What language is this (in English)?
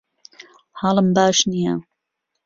Central Kurdish